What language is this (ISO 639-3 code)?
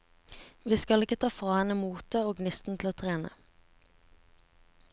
nor